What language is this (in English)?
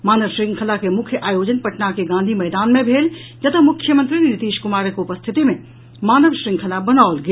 Maithili